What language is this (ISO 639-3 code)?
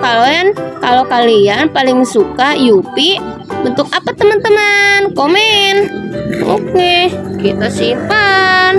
ind